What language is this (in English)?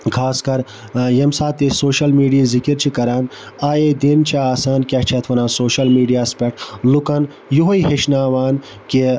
Kashmiri